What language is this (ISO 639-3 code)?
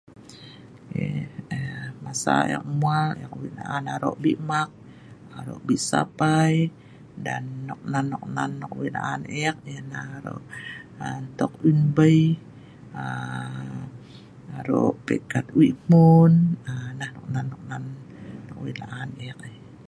snv